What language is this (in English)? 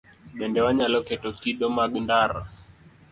Luo (Kenya and Tanzania)